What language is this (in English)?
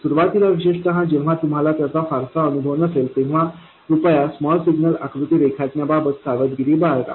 Marathi